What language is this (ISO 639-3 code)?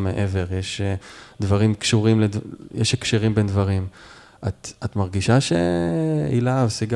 heb